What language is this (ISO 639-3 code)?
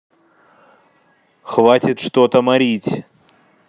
rus